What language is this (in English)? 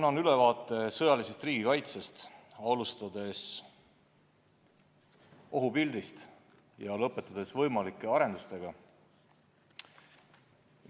Estonian